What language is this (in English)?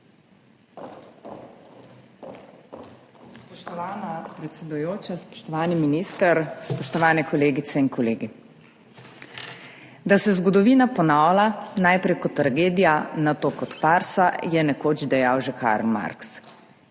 Slovenian